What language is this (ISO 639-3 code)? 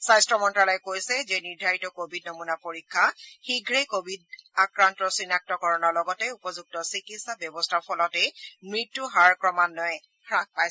asm